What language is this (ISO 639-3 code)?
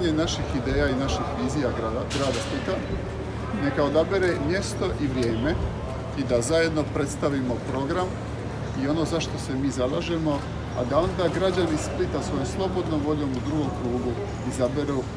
hrv